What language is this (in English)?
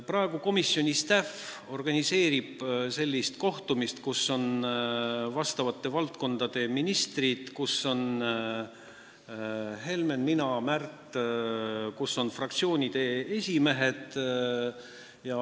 Estonian